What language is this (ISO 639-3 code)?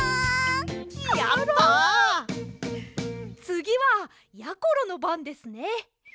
jpn